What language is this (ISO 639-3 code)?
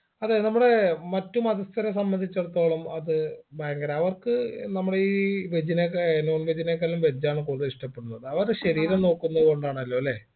mal